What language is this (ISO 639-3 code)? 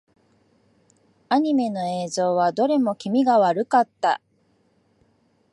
jpn